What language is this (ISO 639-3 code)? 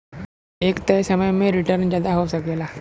bho